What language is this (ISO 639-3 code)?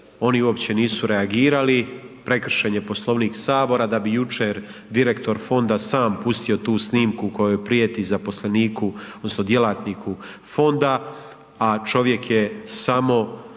hrv